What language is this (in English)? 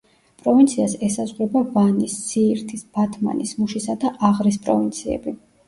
Georgian